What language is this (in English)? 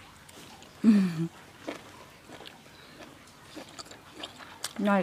Thai